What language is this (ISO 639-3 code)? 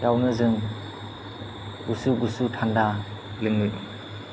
brx